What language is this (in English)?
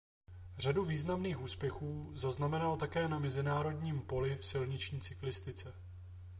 Czech